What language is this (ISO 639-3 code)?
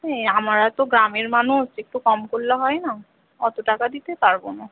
ben